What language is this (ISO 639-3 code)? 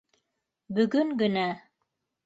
bak